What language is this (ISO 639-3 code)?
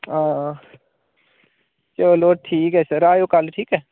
doi